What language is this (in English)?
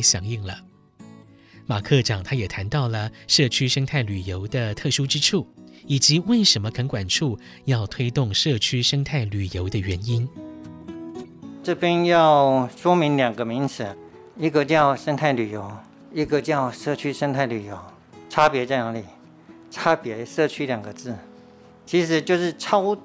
Chinese